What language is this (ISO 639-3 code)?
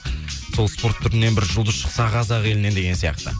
kaz